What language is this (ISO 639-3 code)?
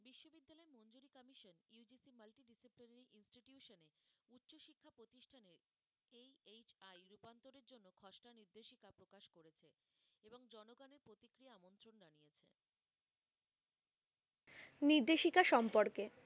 ben